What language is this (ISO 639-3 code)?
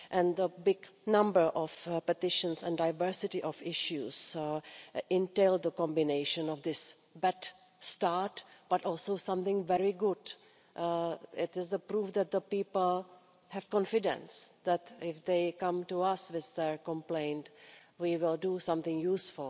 eng